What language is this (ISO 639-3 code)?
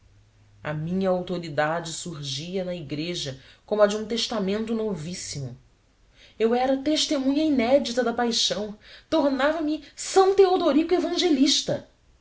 por